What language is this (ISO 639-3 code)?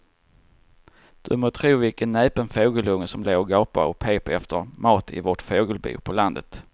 swe